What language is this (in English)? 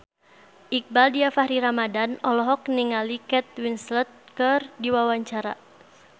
Sundanese